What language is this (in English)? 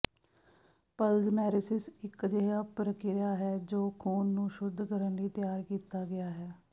Punjabi